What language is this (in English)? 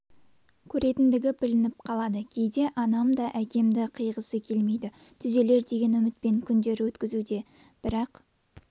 Kazakh